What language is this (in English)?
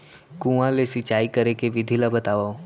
Chhattisgarhi